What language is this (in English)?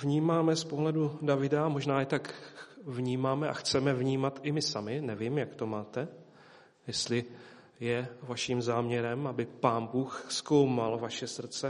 Czech